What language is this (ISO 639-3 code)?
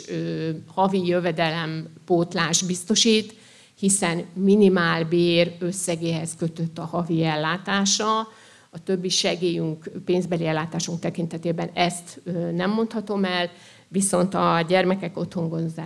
hun